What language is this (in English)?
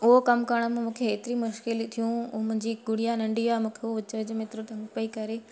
Sindhi